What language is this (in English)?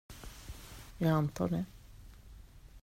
Swedish